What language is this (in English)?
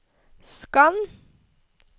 Norwegian